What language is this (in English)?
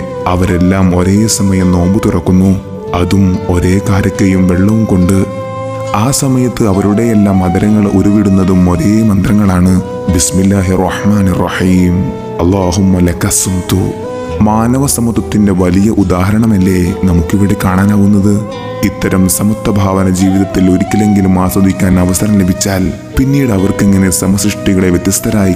Malayalam